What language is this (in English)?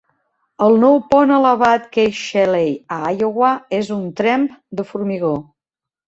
Catalan